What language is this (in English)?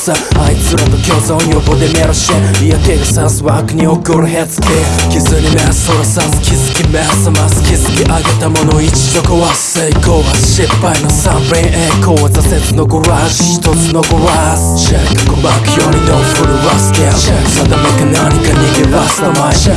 Korean